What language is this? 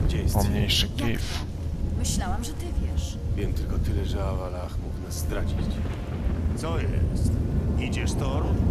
Polish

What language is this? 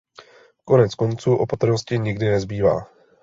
Czech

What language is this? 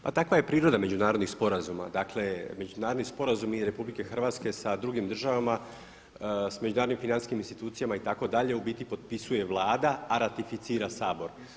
Croatian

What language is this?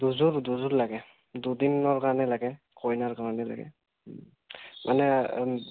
Assamese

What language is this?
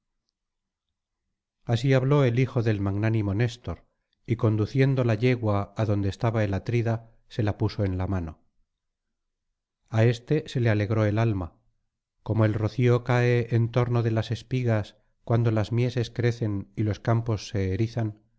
Spanish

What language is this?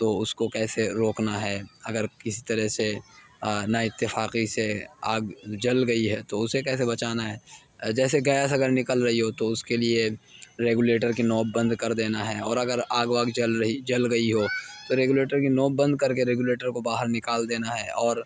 Urdu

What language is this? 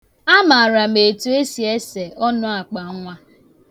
Igbo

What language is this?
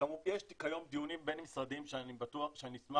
Hebrew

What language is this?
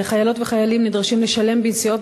Hebrew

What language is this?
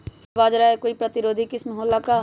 Magahi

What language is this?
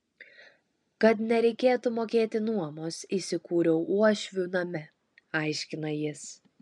Lithuanian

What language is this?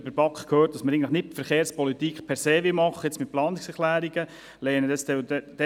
Swiss German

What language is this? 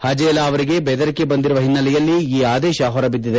Kannada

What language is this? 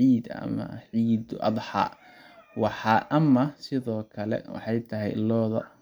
Somali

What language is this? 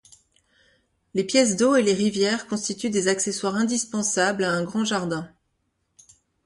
French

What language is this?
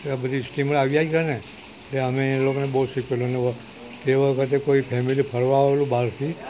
Gujarati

